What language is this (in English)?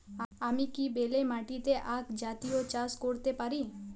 Bangla